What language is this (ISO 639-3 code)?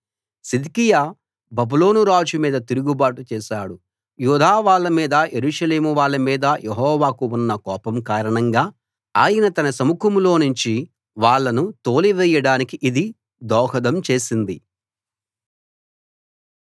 tel